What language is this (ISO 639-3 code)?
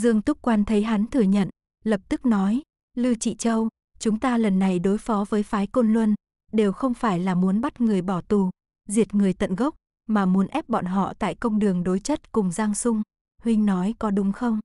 vie